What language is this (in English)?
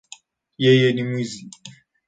Swahili